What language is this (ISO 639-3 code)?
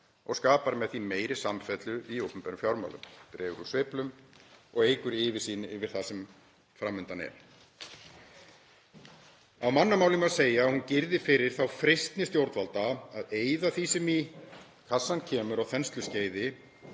isl